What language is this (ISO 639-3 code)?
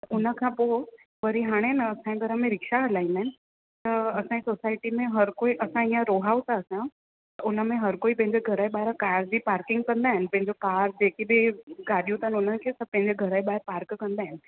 snd